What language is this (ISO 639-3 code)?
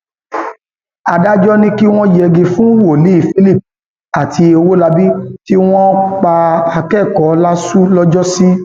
yor